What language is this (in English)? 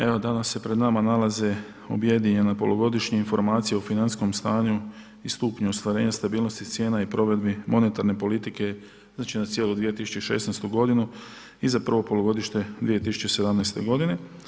Croatian